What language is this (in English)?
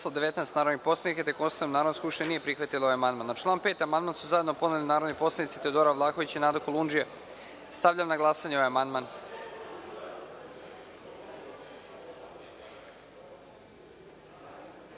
Serbian